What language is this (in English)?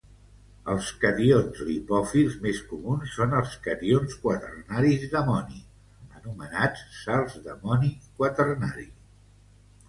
Catalan